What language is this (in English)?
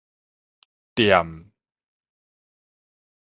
Min Nan Chinese